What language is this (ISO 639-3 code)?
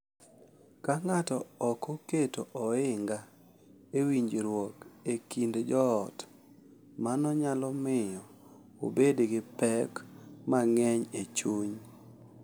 luo